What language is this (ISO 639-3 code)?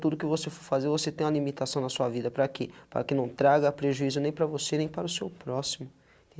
por